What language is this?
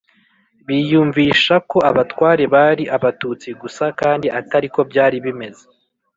Kinyarwanda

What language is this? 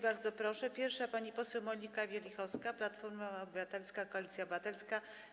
Polish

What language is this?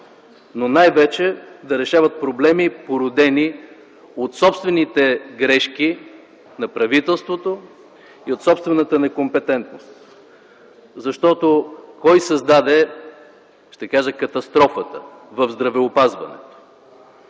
Bulgarian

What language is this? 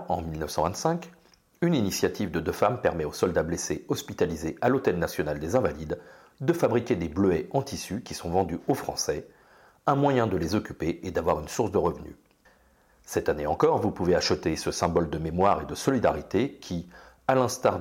French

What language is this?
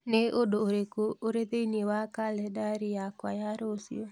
Kikuyu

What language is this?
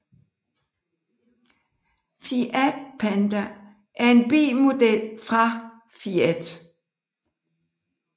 Danish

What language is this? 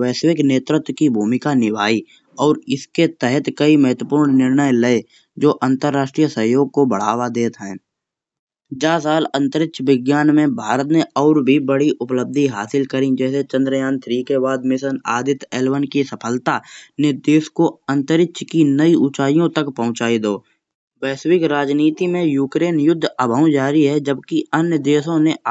Kanauji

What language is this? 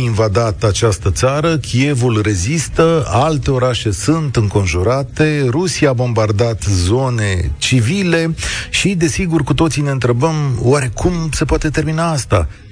Romanian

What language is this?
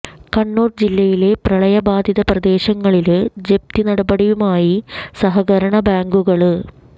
Malayalam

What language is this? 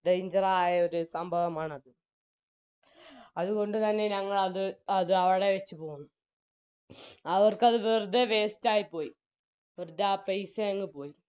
Malayalam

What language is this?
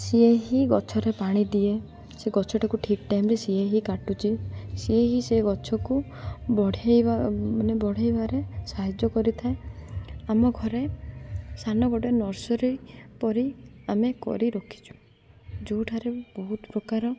Odia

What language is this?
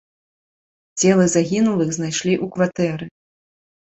Belarusian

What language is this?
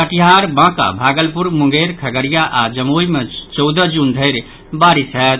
Maithili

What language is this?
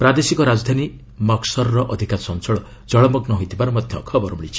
Odia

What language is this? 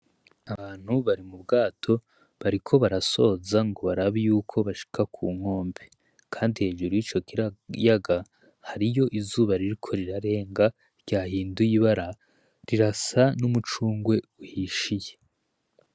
Rundi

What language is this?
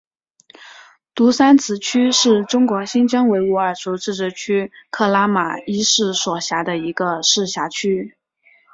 Chinese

